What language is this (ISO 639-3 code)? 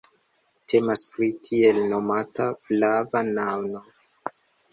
epo